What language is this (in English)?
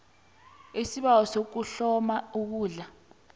South Ndebele